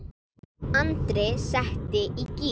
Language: Icelandic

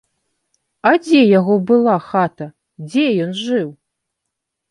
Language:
Belarusian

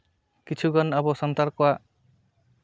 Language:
Santali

